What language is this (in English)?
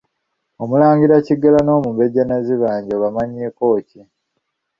Ganda